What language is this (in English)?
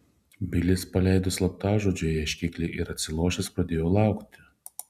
Lithuanian